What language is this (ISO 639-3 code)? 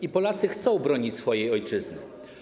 pol